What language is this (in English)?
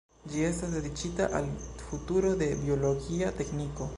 Esperanto